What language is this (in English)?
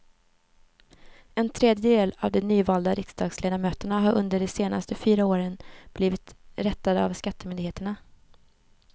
Swedish